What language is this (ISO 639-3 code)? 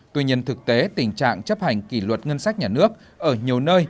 vie